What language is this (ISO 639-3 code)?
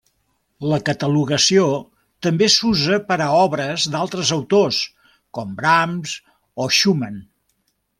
cat